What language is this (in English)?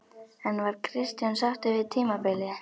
Icelandic